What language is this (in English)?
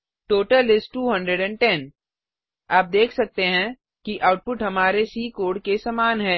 Hindi